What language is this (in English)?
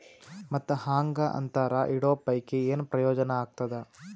Kannada